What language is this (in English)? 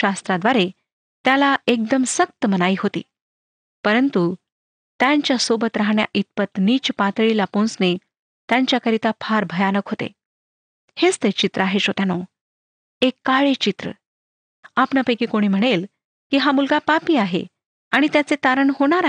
Marathi